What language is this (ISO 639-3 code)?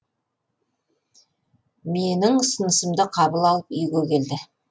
kaz